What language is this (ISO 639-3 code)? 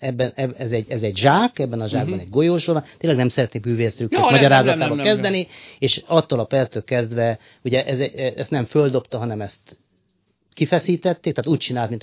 hun